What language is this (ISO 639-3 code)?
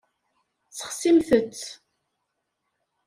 kab